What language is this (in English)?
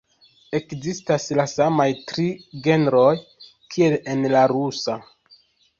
Esperanto